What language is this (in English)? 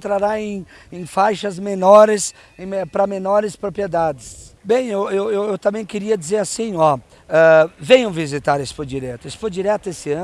Portuguese